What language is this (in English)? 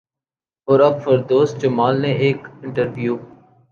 Urdu